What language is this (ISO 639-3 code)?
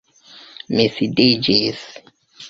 epo